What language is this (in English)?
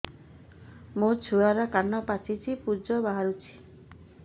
Odia